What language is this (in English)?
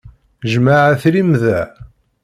Kabyle